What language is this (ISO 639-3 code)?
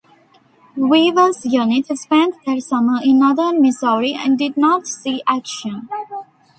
eng